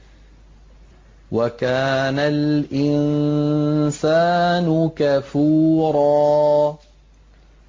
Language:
Arabic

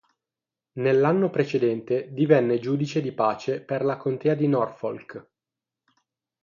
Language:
Italian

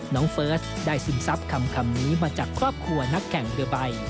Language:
Thai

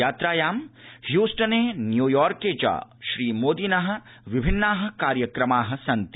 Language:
Sanskrit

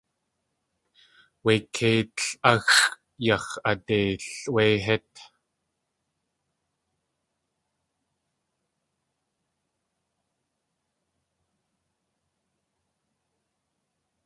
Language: Tlingit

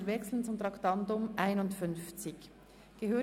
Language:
Swiss German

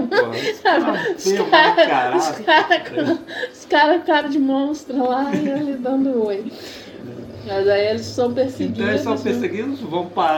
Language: Portuguese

